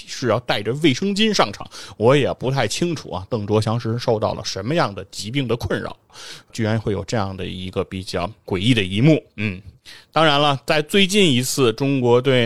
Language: Chinese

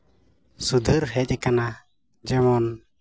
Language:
Santali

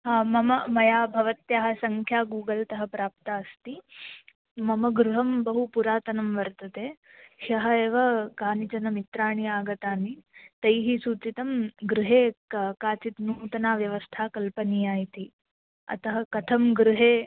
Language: Sanskrit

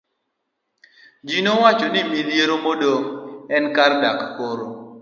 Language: Luo (Kenya and Tanzania)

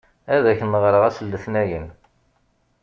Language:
Kabyle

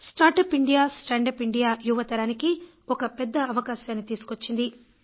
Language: Telugu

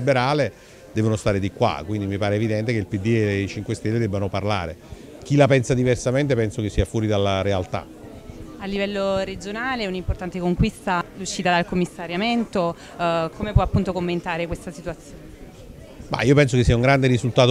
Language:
Italian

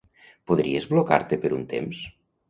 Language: Catalan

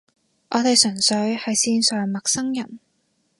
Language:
Cantonese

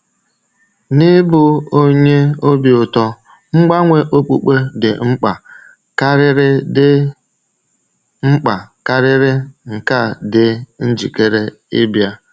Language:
Igbo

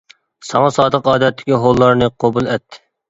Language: Uyghur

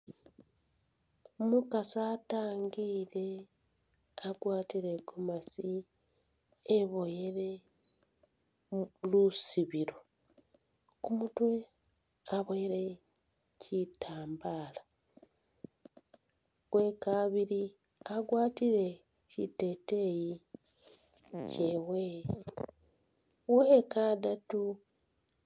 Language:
Masaaba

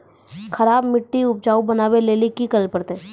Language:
Maithili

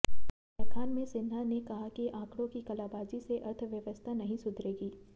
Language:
Hindi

